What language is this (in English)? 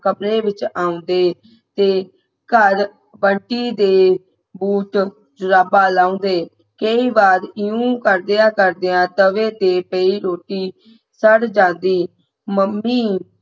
Punjabi